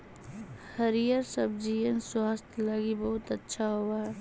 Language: Magahi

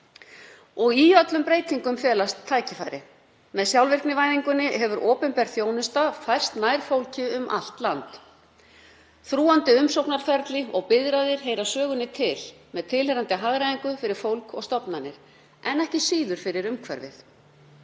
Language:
Icelandic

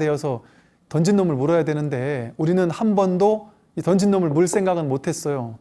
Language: Korean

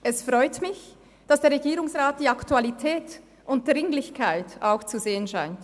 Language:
Swiss German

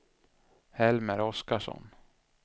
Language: Swedish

